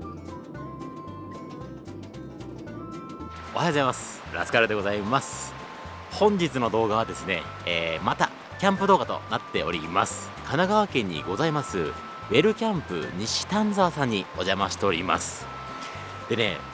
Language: Japanese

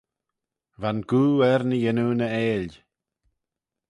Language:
Manx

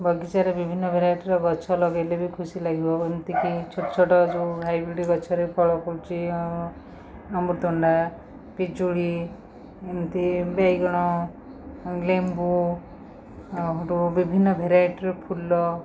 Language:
Odia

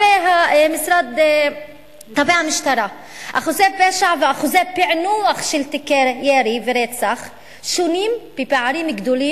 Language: Hebrew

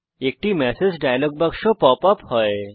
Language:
Bangla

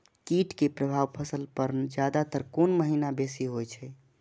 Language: Maithili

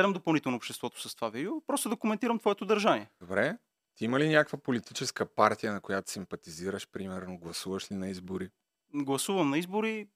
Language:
Bulgarian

